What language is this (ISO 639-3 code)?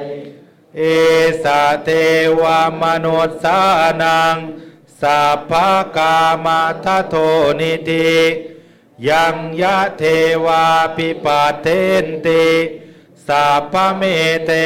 tha